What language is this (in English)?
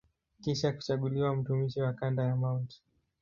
Swahili